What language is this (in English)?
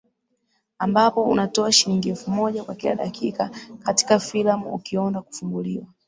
Swahili